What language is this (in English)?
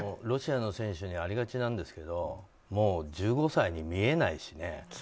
Japanese